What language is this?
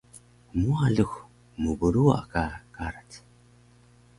Taroko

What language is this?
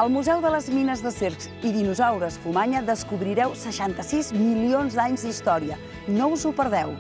Catalan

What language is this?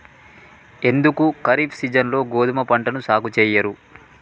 Telugu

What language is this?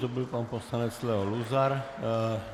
Czech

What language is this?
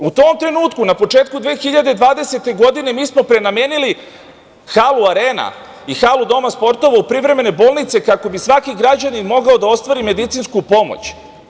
Serbian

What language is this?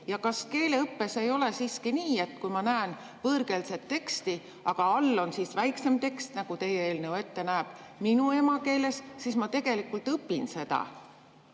Estonian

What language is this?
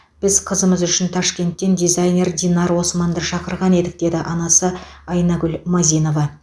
Kazakh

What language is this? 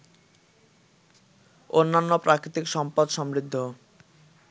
Bangla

